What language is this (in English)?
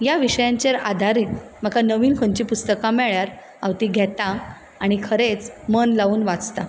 Konkani